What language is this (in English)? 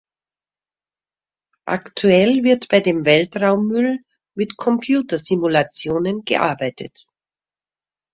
German